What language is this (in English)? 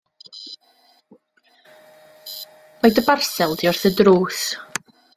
Welsh